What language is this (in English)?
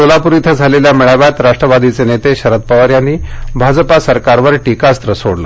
Marathi